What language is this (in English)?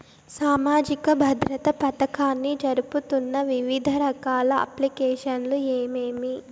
Telugu